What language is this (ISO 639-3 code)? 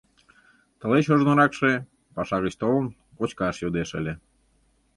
chm